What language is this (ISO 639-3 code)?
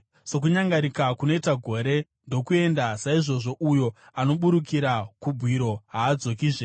sna